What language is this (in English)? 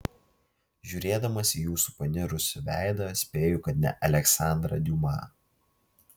Lithuanian